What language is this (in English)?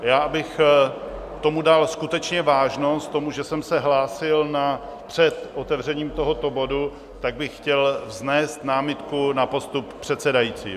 Czech